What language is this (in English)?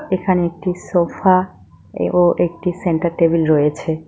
Bangla